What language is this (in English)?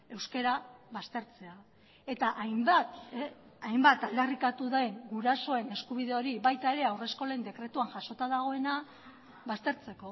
Basque